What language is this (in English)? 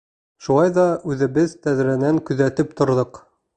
Bashkir